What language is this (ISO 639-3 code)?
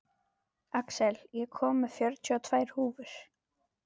isl